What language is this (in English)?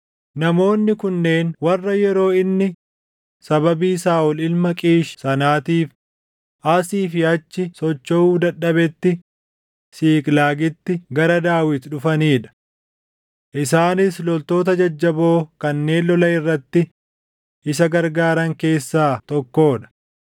Oromo